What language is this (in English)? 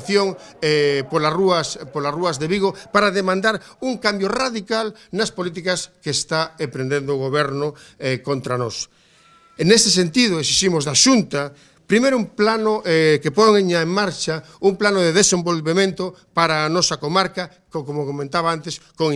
Spanish